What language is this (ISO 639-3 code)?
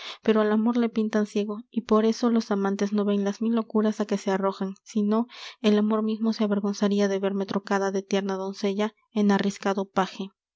spa